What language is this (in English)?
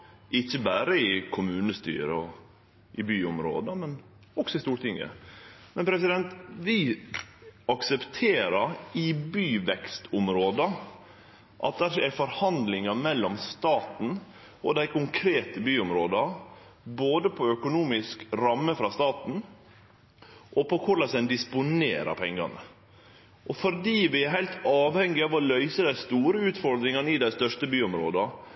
Norwegian Nynorsk